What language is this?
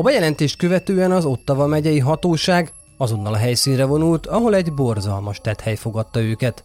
Hungarian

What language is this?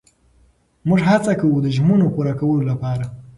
Pashto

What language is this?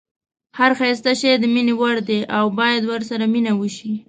Pashto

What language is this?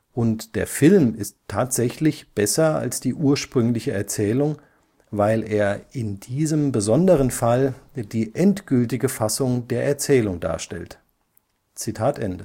German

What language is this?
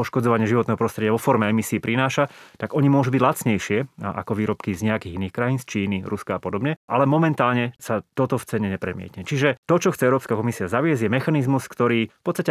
Slovak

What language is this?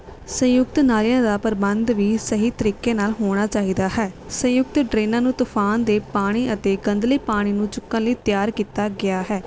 Punjabi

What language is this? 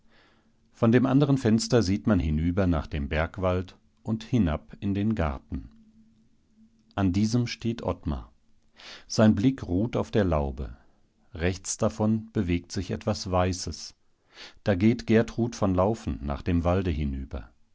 German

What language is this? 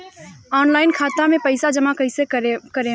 Bhojpuri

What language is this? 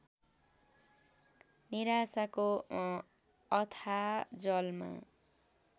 Nepali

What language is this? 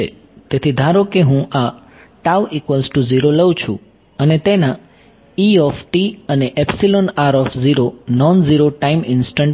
Gujarati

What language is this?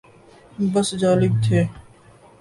Urdu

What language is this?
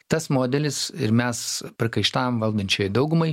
Lithuanian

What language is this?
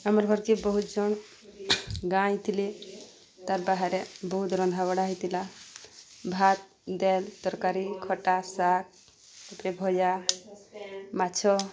Odia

